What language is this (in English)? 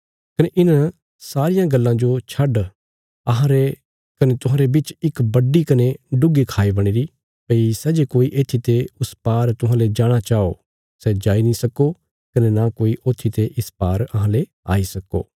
Bilaspuri